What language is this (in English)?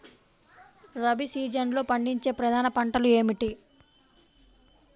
Telugu